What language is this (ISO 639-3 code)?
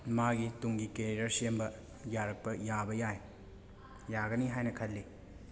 mni